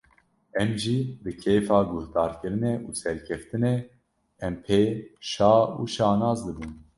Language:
Kurdish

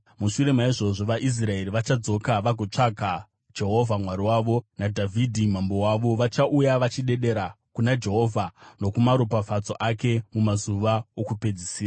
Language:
Shona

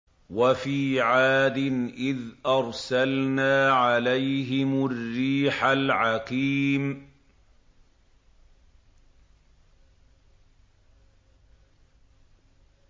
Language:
Arabic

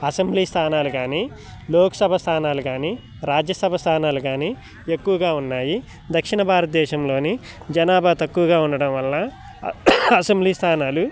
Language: Telugu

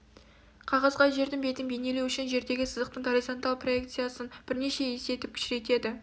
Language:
Kazakh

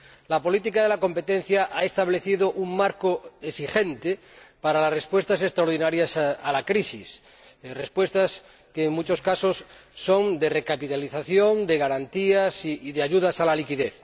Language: Spanish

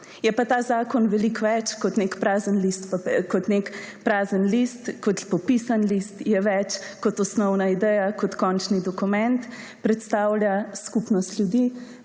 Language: Slovenian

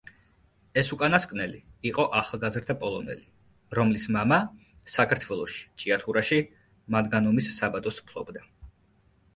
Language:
Georgian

